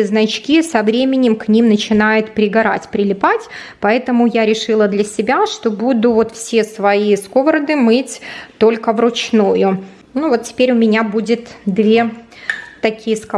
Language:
Russian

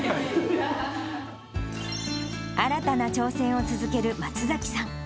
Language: Japanese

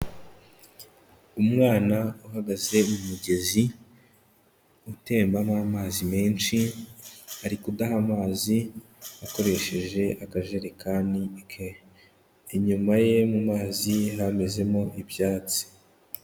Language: Kinyarwanda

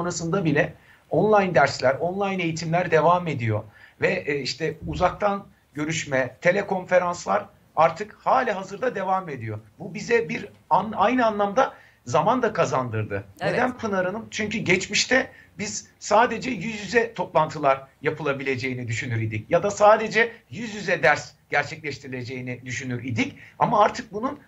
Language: Turkish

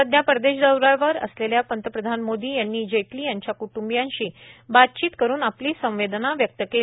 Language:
Marathi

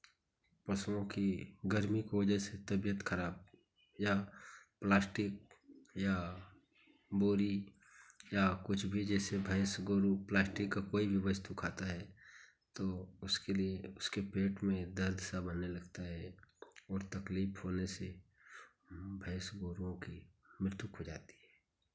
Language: Hindi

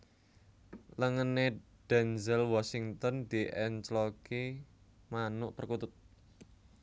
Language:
Javanese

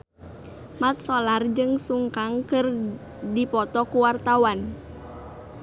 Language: Sundanese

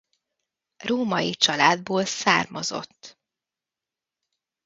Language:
Hungarian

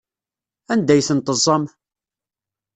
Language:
Kabyle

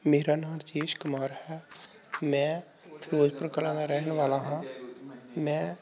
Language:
Punjabi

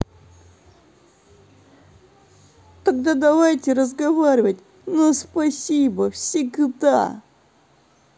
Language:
Russian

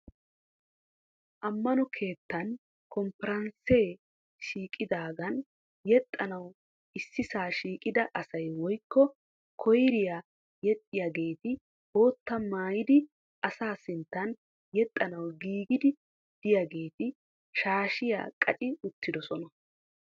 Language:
Wolaytta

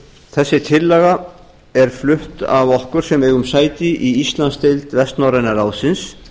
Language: Icelandic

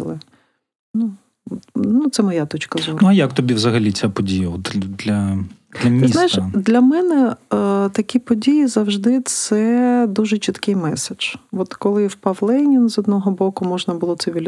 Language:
Ukrainian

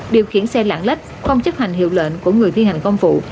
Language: Vietnamese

